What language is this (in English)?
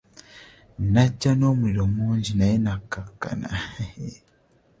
Ganda